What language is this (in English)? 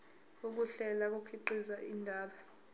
Zulu